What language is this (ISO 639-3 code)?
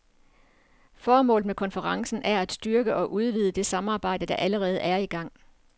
dan